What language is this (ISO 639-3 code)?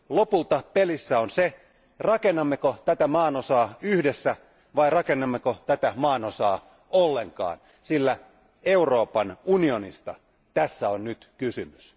fin